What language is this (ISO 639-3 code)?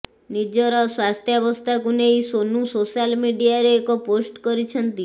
ori